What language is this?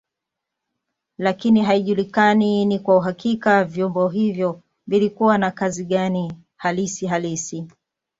Swahili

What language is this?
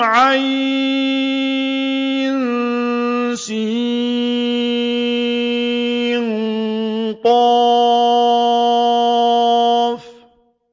Arabic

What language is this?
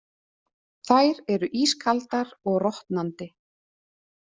Icelandic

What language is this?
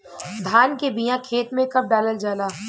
Bhojpuri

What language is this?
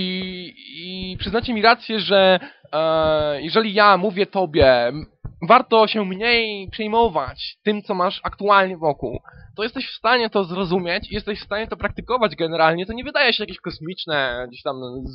Polish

